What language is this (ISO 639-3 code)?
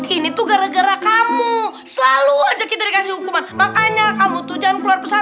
ind